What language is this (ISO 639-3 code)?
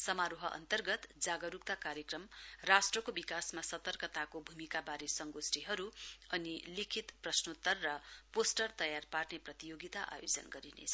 nep